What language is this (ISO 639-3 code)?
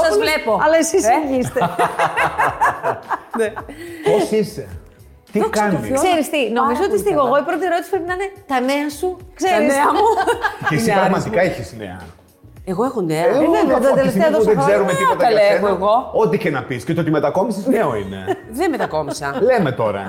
ell